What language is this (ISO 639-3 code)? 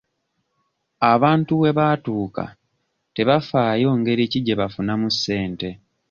lug